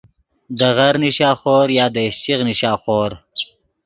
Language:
Yidgha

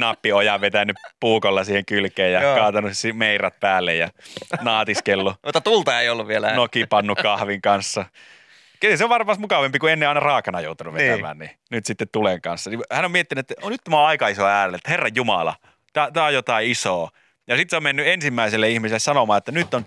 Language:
Finnish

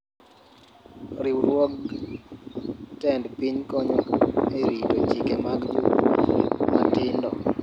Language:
Luo (Kenya and Tanzania)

